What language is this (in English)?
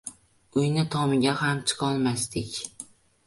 Uzbek